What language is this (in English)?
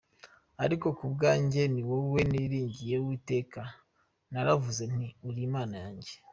Kinyarwanda